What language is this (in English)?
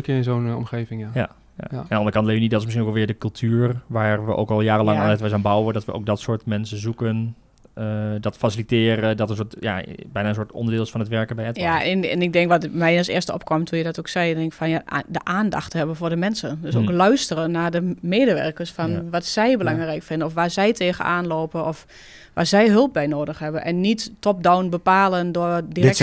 Dutch